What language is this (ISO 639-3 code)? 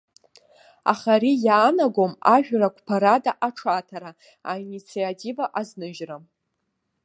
abk